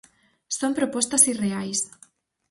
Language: Galician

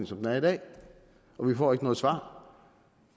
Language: Danish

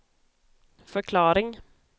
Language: Swedish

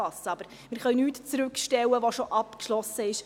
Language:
Swiss German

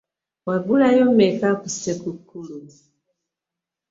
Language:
Ganda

